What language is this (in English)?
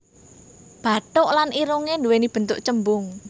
Javanese